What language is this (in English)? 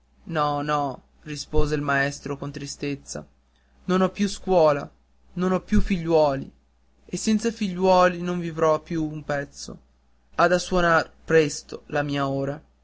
Italian